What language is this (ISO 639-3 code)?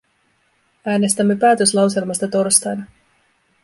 fin